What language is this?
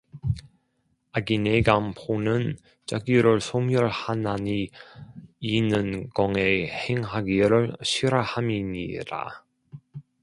Korean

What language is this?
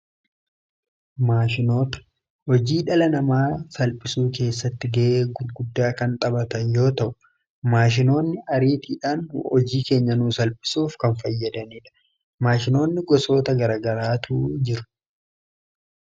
Oromo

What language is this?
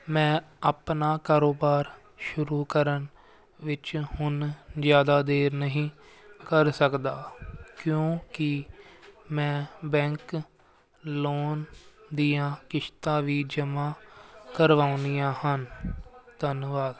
Punjabi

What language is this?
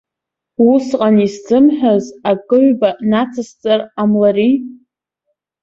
Abkhazian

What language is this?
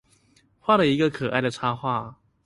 Chinese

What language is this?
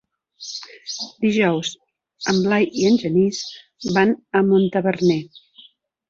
Catalan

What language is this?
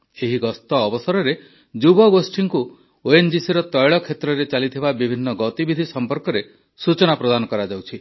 Odia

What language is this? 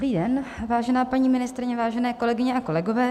Czech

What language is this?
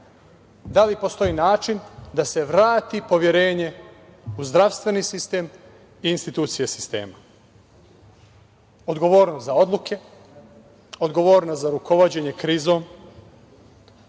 Serbian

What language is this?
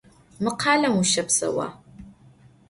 Adyghe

